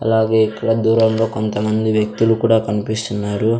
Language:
Telugu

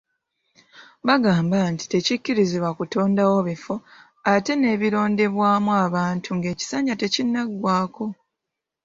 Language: Ganda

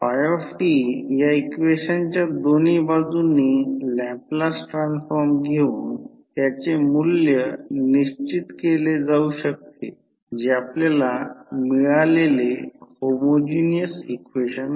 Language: Marathi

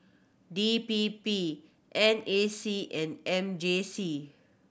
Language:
English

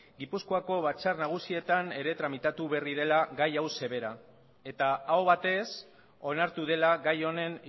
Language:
Basque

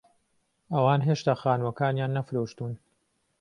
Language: Central Kurdish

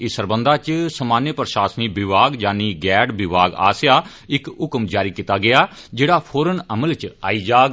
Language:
Dogri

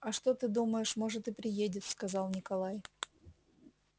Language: Russian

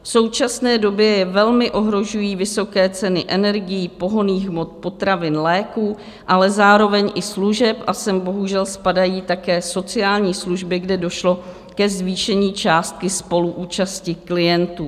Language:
Czech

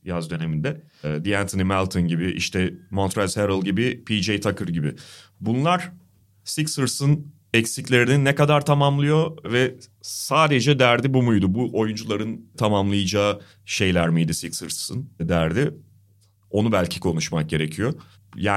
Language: Turkish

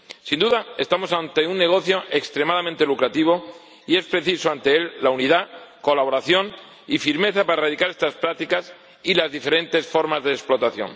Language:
Spanish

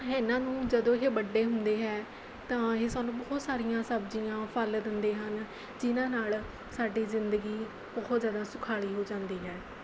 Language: Punjabi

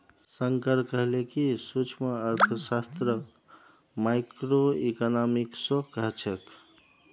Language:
Magahi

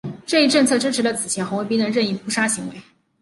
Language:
Chinese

